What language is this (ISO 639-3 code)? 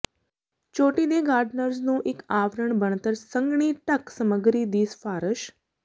pan